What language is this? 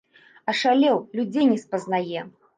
Belarusian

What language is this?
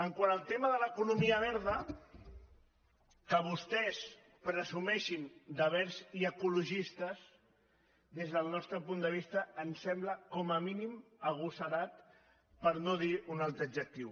Catalan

